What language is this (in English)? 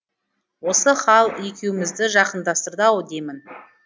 Kazakh